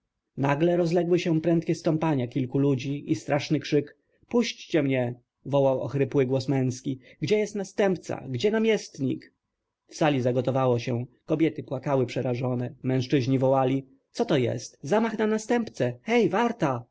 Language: Polish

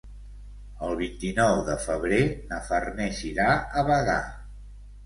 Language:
Catalan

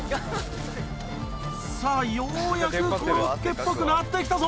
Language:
Japanese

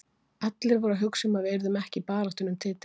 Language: Icelandic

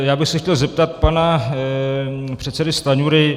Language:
Czech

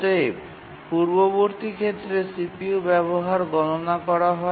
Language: Bangla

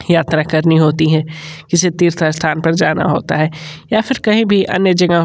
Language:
Hindi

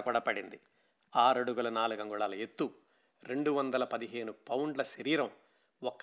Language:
Telugu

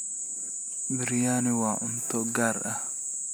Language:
Somali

